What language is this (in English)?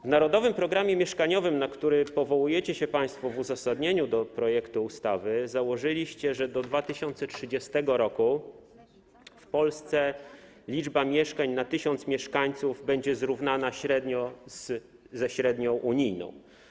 Polish